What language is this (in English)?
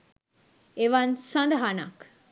Sinhala